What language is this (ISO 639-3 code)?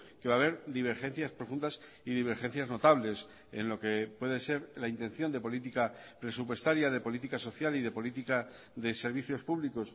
spa